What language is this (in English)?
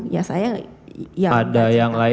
Indonesian